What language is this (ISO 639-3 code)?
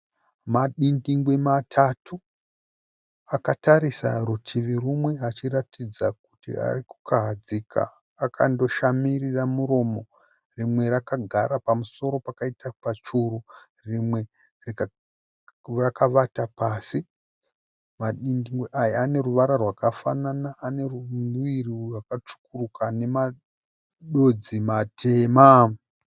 sna